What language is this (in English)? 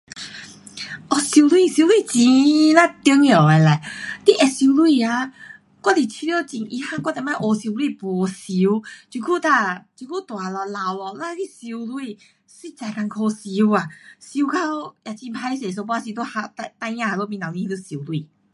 Pu-Xian Chinese